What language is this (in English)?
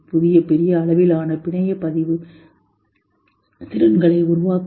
Tamil